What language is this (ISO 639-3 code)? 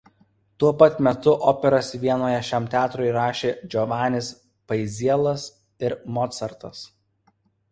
lit